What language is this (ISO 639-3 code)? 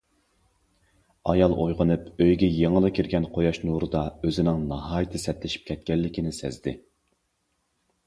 uig